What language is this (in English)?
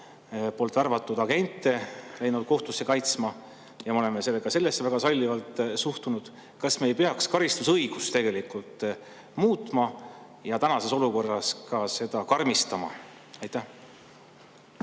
Estonian